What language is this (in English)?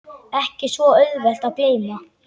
Icelandic